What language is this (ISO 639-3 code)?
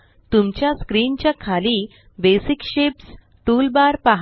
mar